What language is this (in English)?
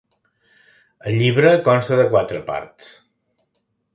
Catalan